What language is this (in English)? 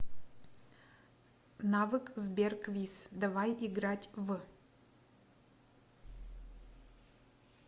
Russian